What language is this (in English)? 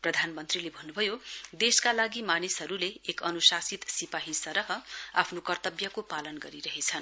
Nepali